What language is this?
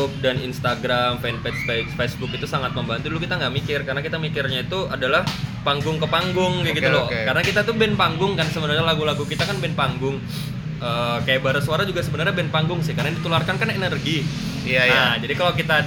Indonesian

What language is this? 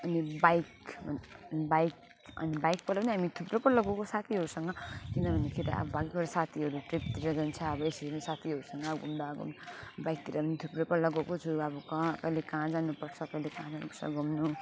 Nepali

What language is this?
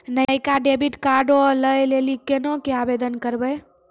Maithili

